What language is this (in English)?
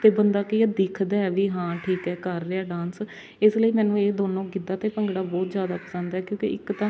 Punjabi